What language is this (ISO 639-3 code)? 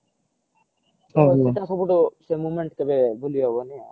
ori